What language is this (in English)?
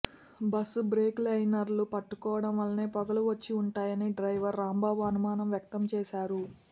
Telugu